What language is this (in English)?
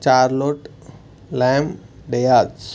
Telugu